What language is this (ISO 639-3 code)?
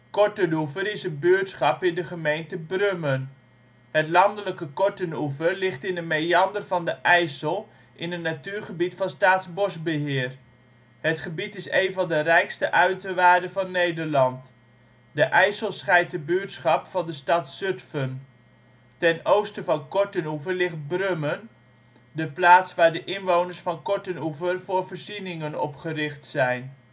nld